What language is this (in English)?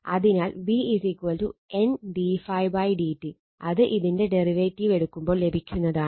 Malayalam